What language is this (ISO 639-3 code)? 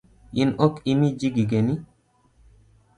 luo